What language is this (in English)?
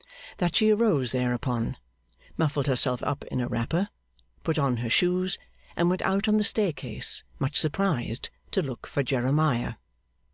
English